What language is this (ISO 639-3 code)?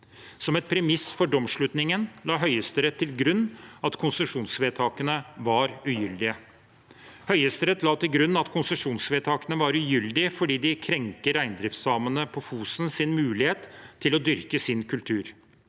nor